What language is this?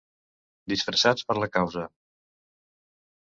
Catalan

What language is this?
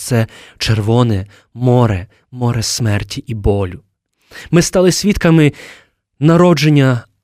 Ukrainian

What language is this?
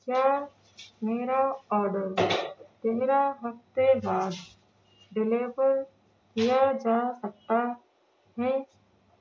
Urdu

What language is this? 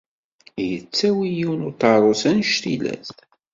Kabyle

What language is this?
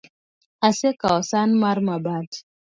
Luo (Kenya and Tanzania)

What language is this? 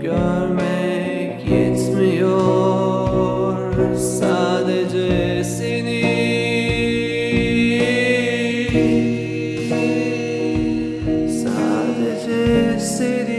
Turkish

